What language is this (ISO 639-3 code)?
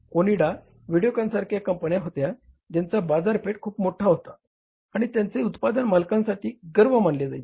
mar